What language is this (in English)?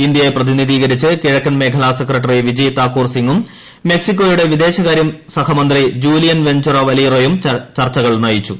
Malayalam